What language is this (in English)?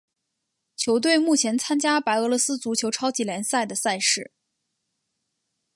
Chinese